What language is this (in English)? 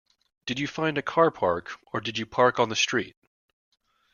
English